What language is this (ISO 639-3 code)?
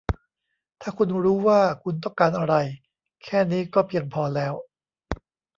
tha